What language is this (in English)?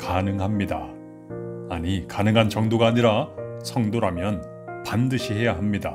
Korean